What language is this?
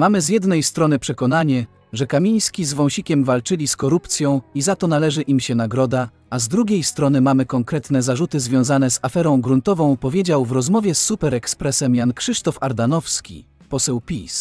Polish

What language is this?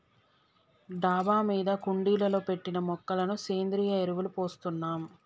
Telugu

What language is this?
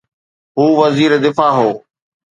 Sindhi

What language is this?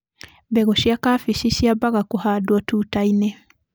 Kikuyu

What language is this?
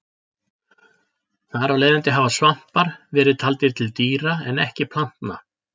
Icelandic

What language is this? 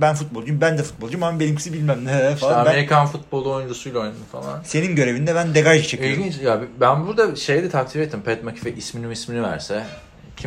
Turkish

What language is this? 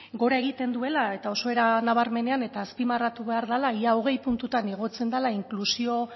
Basque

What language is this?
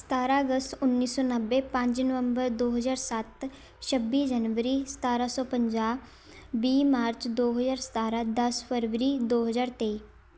Punjabi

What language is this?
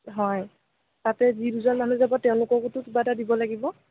Assamese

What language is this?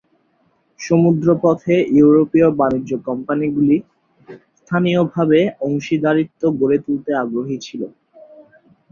Bangla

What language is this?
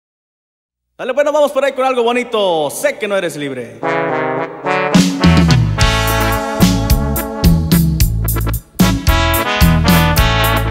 Spanish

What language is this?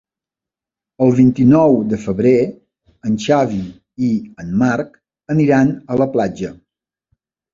Catalan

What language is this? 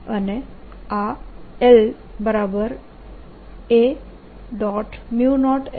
Gujarati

